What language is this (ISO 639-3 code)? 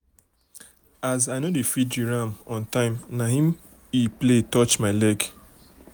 pcm